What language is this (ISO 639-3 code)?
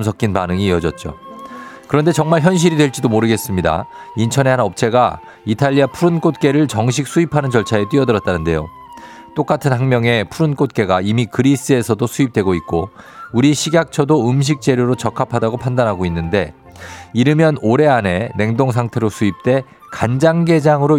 kor